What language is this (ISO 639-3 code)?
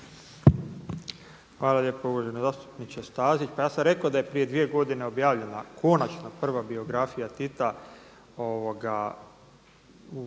hrv